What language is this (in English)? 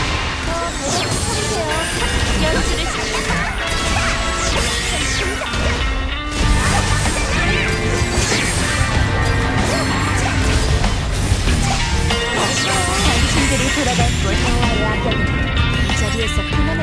Korean